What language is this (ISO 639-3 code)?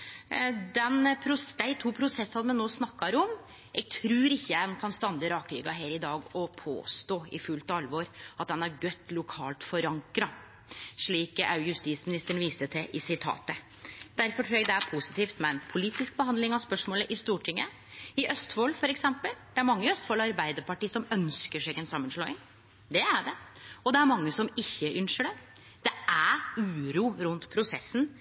nno